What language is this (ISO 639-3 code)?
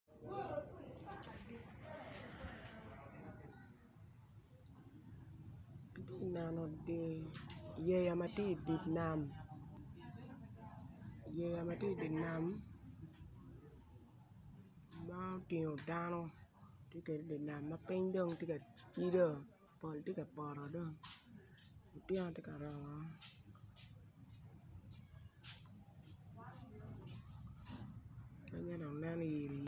ach